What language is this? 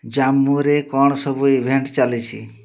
Odia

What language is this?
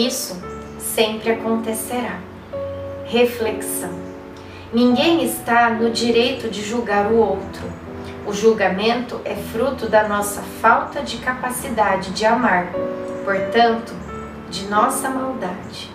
Portuguese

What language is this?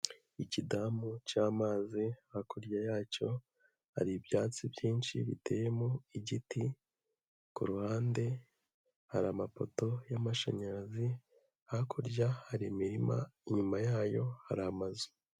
Kinyarwanda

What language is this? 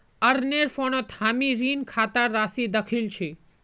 Magahi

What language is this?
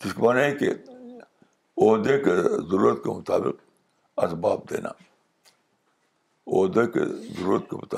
Urdu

